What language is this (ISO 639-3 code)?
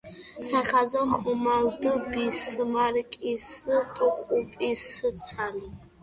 kat